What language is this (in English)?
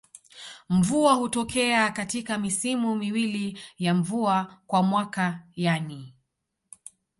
Swahili